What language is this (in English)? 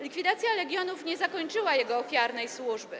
Polish